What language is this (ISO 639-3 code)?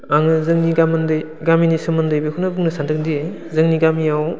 brx